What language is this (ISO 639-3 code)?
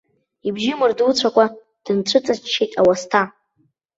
abk